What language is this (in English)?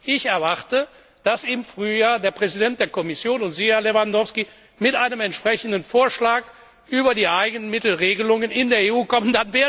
German